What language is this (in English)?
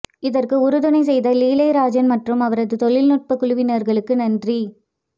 Tamil